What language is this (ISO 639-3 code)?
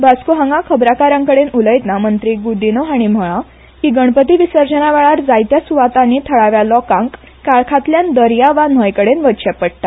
kok